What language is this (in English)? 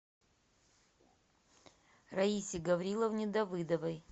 Russian